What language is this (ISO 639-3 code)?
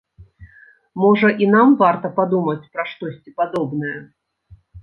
bel